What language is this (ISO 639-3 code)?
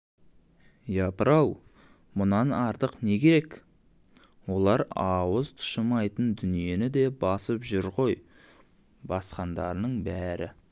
kaz